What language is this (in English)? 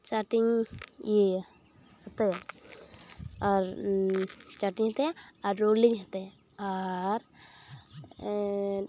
Santali